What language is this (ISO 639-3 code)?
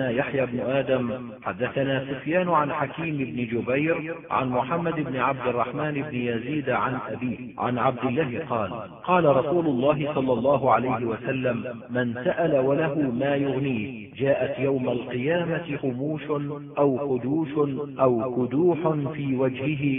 ara